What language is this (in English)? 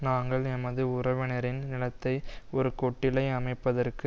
Tamil